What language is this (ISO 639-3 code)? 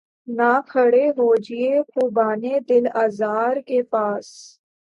urd